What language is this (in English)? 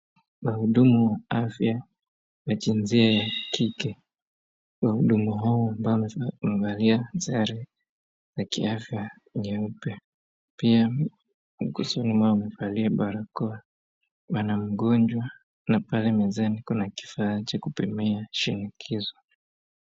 Swahili